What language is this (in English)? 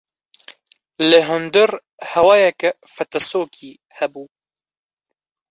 Kurdish